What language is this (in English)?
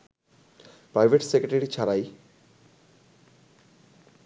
Bangla